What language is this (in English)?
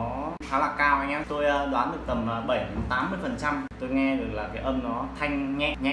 Vietnamese